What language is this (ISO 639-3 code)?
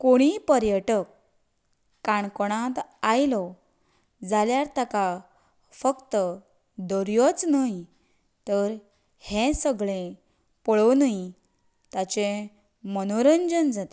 kok